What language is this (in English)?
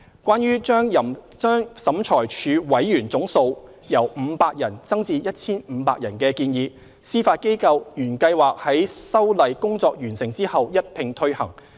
Cantonese